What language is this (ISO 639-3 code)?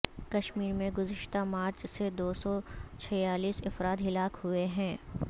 urd